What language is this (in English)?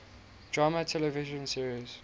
English